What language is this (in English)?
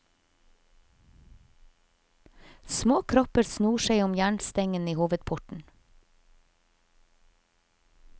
Norwegian